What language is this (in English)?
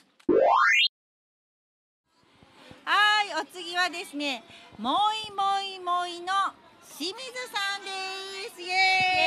Japanese